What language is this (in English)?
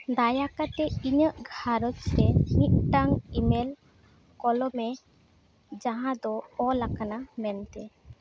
Santali